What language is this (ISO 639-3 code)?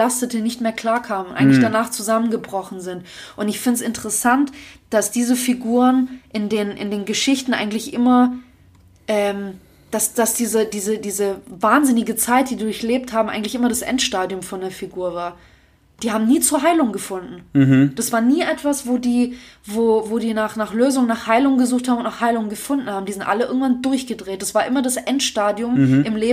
deu